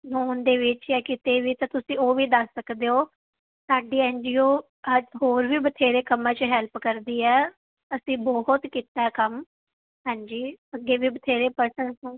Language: Punjabi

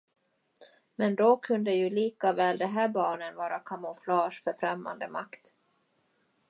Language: Swedish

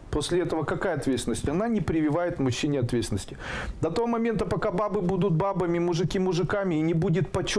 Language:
Russian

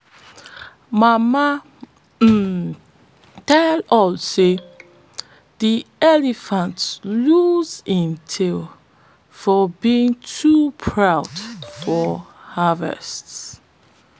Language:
Nigerian Pidgin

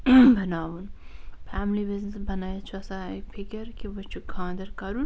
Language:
Kashmiri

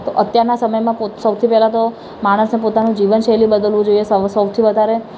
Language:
Gujarati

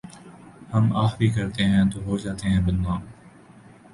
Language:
Urdu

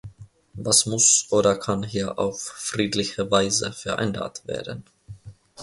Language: German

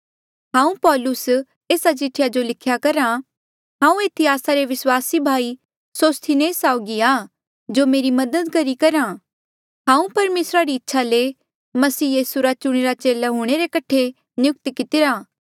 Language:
Mandeali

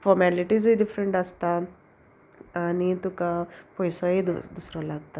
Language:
Konkani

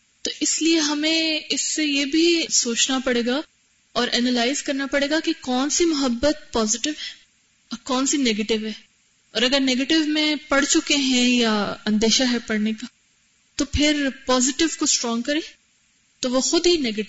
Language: Urdu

